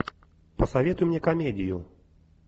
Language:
Russian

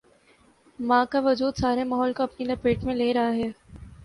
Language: Urdu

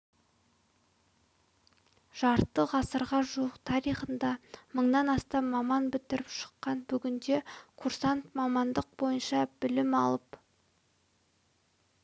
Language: Kazakh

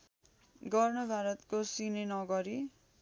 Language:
Nepali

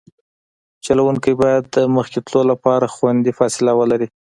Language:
Pashto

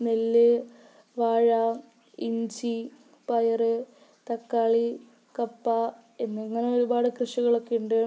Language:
Malayalam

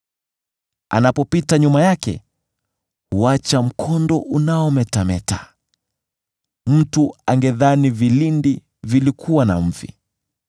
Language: Swahili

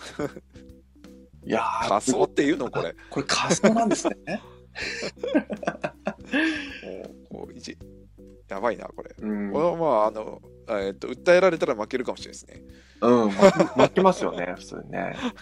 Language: Japanese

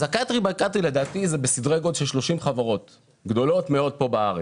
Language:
Hebrew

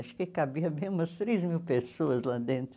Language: Portuguese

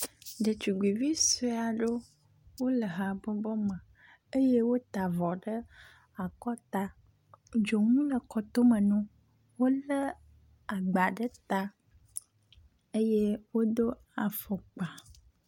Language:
Ewe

